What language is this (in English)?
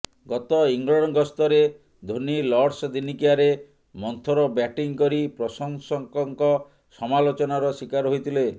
Odia